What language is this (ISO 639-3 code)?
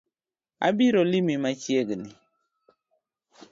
luo